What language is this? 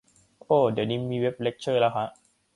Thai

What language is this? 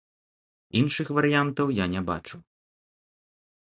Belarusian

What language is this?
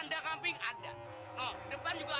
Indonesian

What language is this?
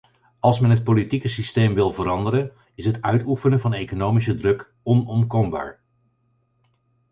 Dutch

